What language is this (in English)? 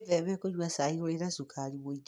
Kikuyu